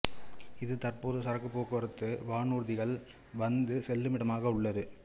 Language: Tamil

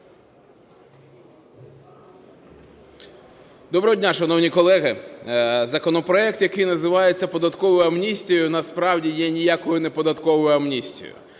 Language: Ukrainian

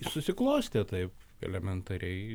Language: Lithuanian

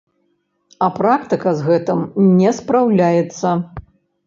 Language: Belarusian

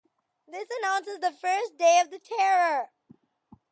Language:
English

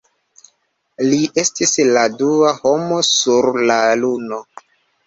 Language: Esperanto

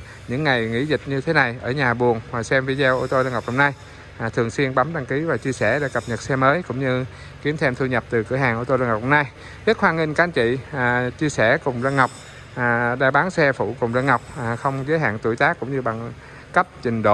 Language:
Vietnamese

